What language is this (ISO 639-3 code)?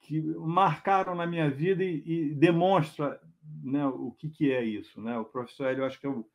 por